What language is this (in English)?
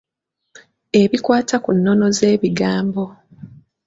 Ganda